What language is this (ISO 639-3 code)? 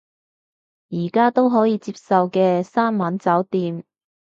yue